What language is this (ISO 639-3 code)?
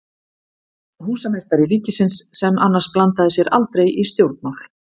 isl